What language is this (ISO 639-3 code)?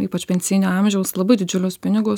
lit